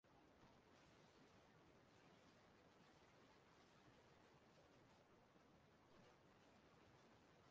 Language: Igbo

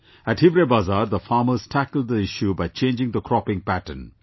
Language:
English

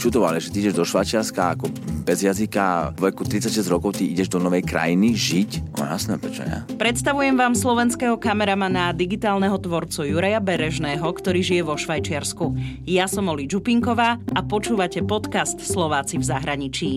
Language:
Slovak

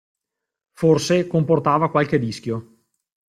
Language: Italian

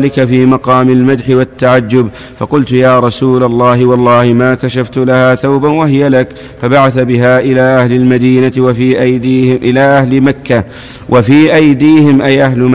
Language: Arabic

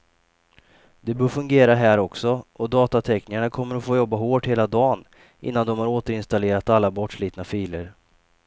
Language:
Swedish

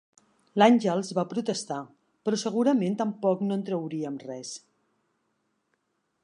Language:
Catalan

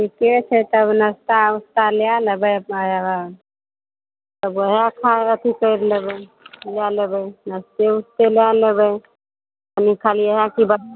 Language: Maithili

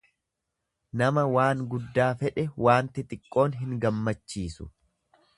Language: Oromo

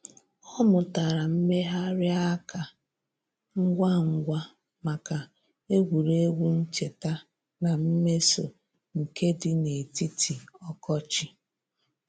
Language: Igbo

